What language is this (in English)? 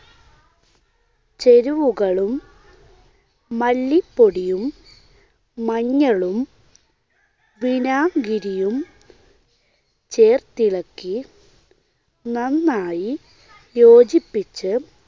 Malayalam